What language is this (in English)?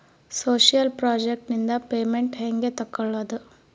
Kannada